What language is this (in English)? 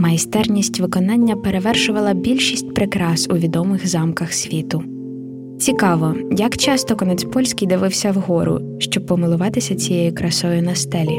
Ukrainian